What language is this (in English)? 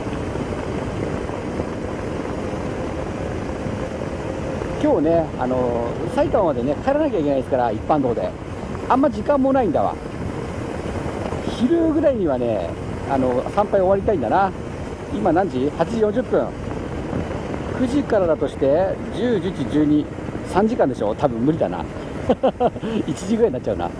Japanese